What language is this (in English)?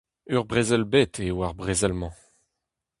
Breton